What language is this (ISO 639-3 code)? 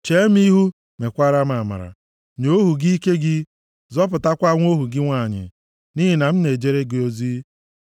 ibo